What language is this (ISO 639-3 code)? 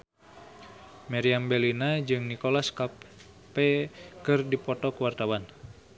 sun